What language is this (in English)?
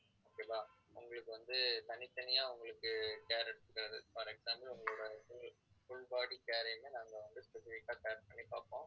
Tamil